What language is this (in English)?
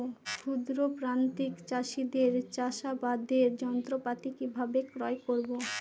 Bangla